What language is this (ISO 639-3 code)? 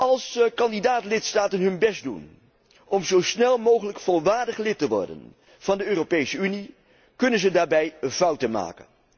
nld